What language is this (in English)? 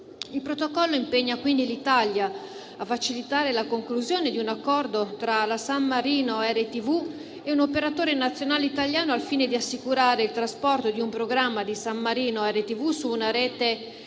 Italian